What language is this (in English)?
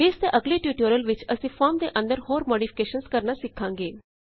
Punjabi